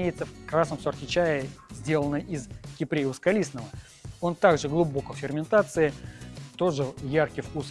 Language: Russian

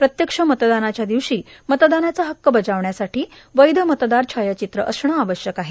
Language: Marathi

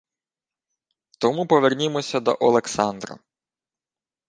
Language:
Ukrainian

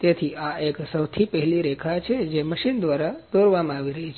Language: Gujarati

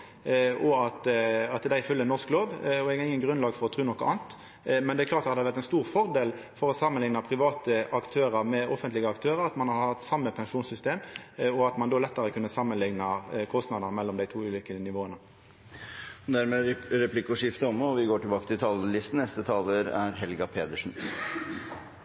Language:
Norwegian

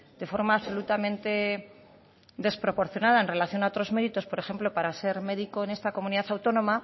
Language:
Spanish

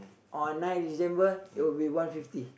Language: English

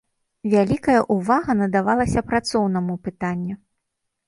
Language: Belarusian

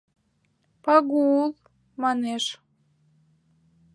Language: Mari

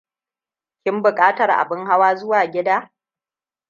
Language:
Hausa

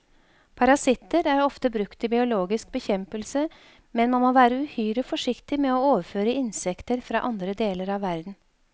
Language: Norwegian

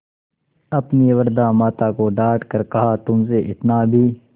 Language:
Hindi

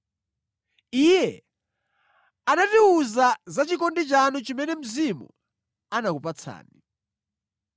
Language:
Nyanja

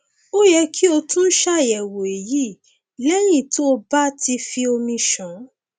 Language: Yoruba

